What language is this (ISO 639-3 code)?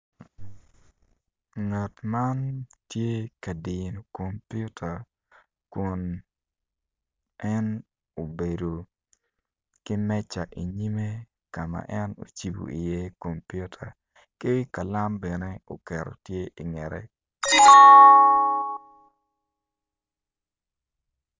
ach